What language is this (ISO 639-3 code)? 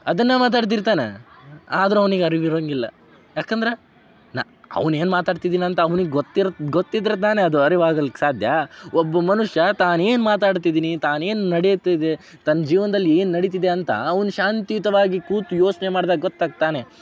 kan